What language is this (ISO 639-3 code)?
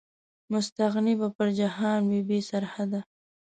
pus